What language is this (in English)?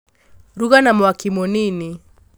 Kikuyu